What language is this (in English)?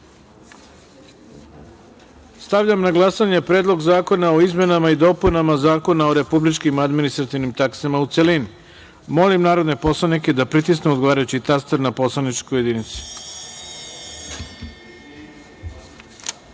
Serbian